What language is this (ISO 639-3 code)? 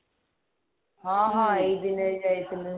ori